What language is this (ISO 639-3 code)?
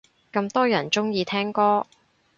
yue